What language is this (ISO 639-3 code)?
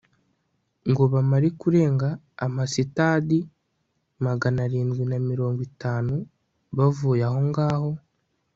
kin